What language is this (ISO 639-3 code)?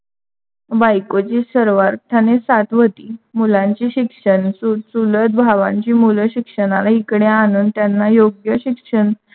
mar